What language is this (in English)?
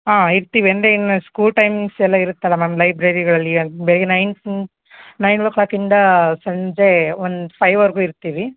Kannada